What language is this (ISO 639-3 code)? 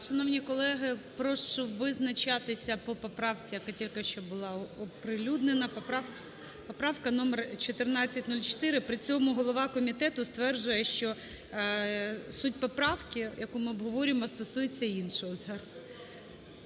ukr